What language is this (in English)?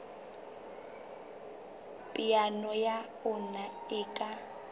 Southern Sotho